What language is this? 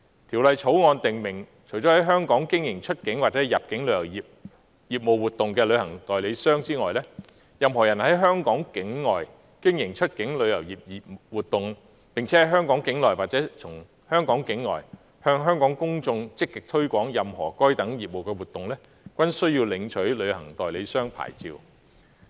Cantonese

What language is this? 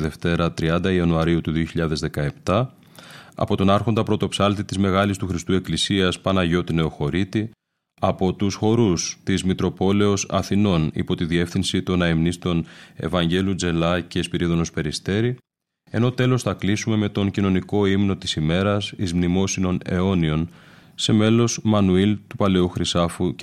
Greek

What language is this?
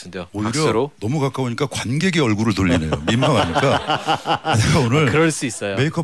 Korean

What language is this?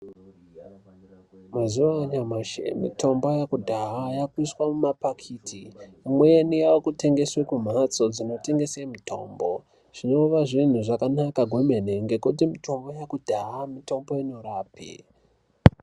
Ndau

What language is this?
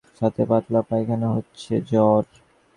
Bangla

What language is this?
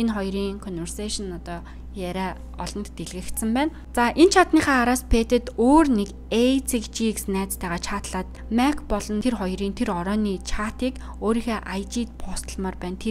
Romanian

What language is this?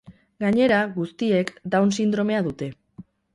Basque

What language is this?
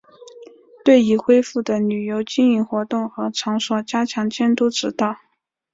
Chinese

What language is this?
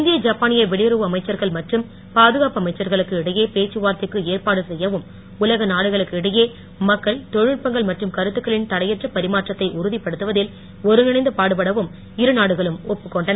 Tamil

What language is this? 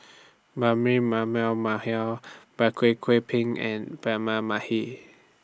English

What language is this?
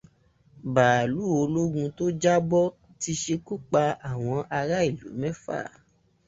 Yoruba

